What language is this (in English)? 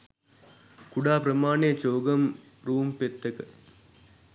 Sinhala